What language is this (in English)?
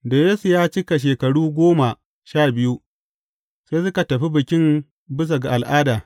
Hausa